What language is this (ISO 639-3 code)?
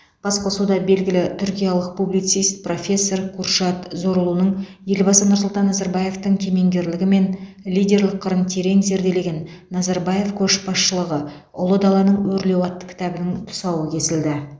kaz